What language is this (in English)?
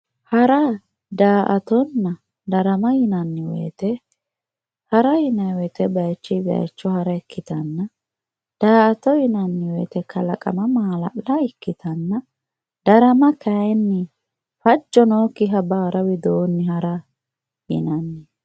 Sidamo